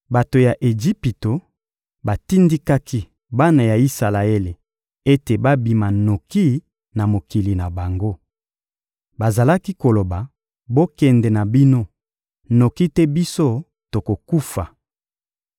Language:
Lingala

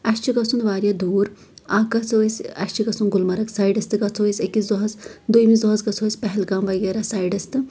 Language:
Kashmiri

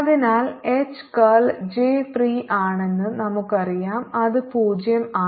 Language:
Malayalam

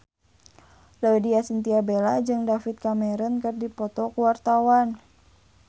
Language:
Sundanese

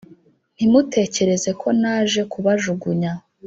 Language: Kinyarwanda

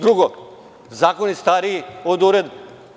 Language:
Serbian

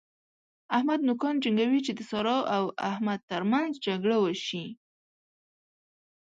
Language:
Pashto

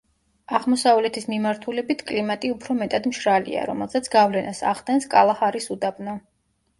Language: Georgian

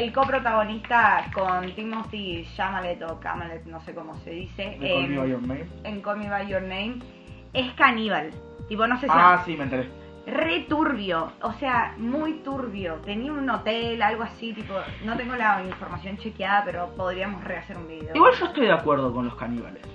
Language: Spanish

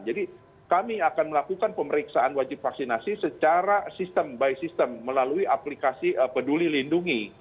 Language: Indonesian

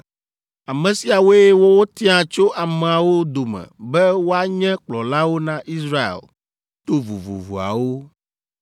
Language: Ewe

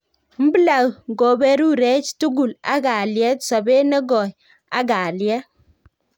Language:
Kalenjin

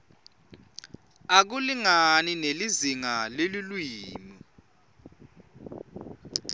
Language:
Swati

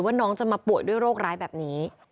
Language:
Thai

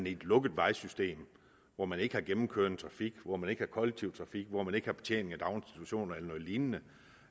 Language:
Danish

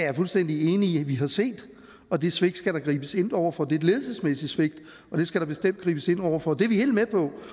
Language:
Danish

